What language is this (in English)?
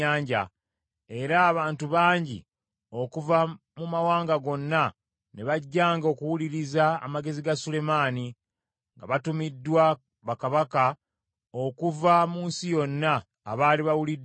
Ganda